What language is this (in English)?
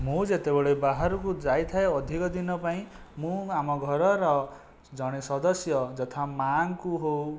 Odia